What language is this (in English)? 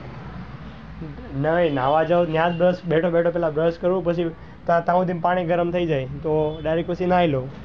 Gujarati